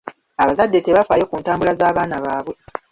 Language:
Ganda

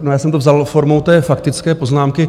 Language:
Czech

